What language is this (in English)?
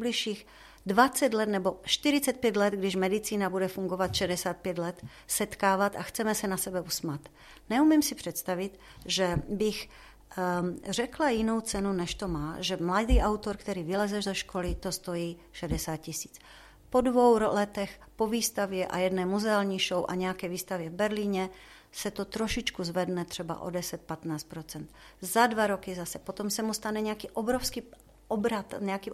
Czech